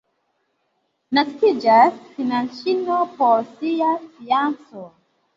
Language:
Esperanto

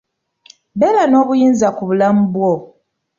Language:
Ganda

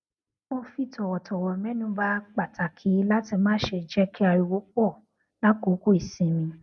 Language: Yoruba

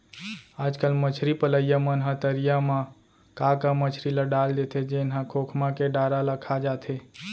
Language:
Chhattisgarhi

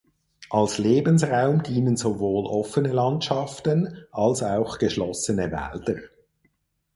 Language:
German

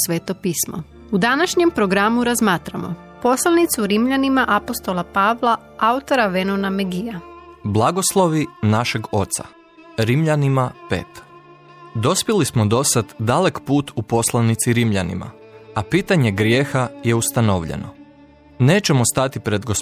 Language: Croatian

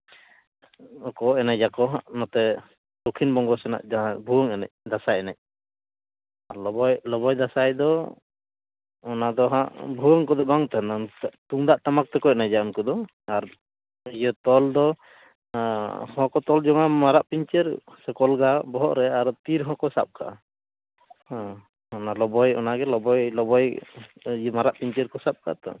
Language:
Santali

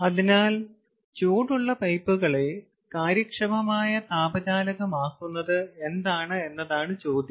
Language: Malayalam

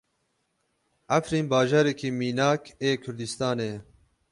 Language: Kurdish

